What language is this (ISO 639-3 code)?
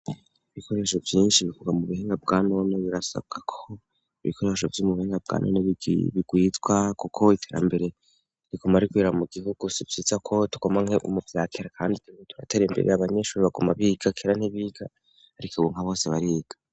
run